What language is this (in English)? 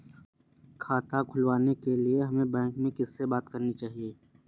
Hindi